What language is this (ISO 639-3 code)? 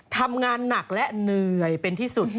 tha